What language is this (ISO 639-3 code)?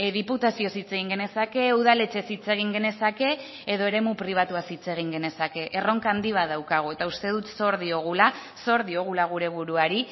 eus